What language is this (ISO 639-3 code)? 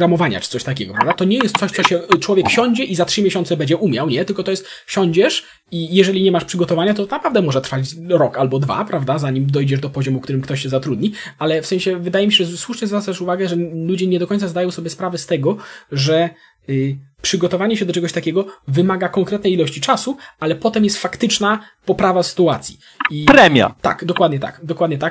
pol